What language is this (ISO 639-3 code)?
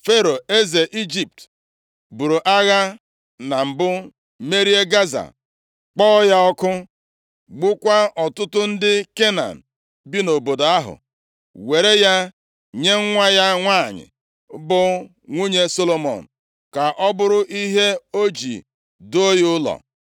ibo